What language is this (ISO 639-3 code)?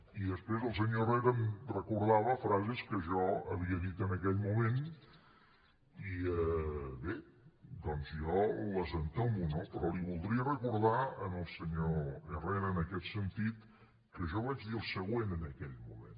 cat